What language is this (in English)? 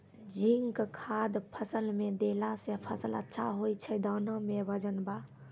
Maithili